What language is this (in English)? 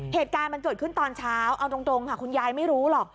Thai